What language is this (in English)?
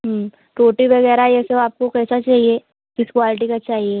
Hindi